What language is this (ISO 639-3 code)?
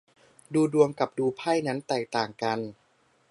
tha